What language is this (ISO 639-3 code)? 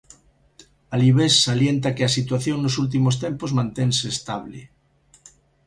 glg